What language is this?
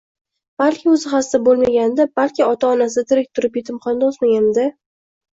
Uzbek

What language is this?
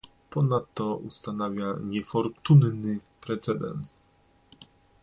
Polish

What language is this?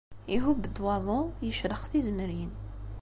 Kabyle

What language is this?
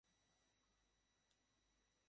Bangla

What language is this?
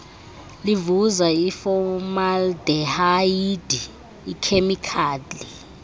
Xhosa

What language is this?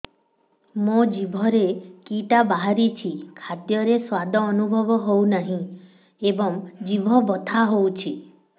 Odia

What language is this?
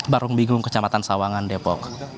Indonesian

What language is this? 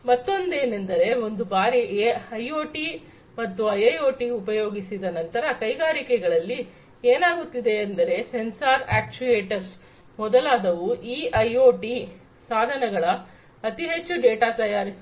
Kannada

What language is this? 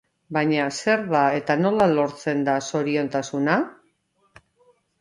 Basque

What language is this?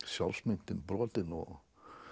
Icelandic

